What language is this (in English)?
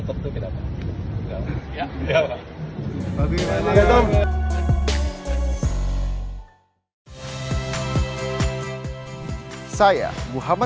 Indonesian